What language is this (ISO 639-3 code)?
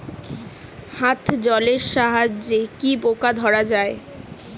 ben